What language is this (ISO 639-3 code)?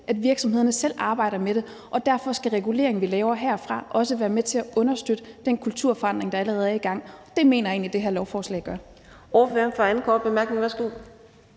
dan